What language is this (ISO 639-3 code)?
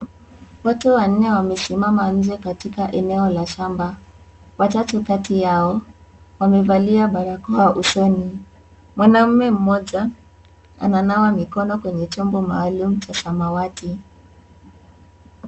swa